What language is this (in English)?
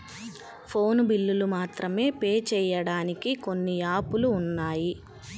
Telugu